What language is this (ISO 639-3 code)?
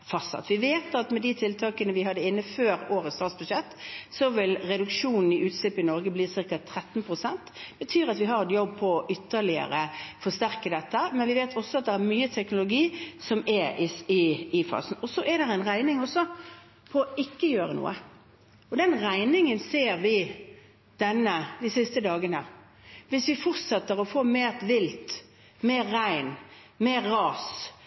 nob